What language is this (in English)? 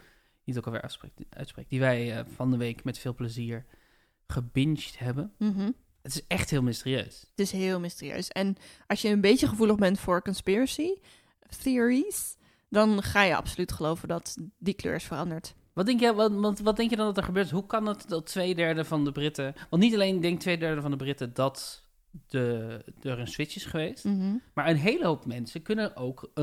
Dutch